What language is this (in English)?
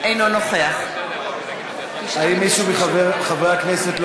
Hebrew